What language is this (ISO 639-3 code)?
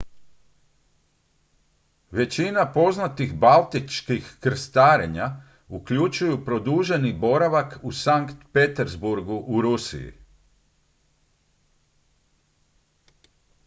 hrv